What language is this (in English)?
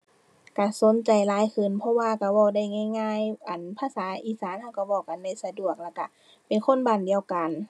Thai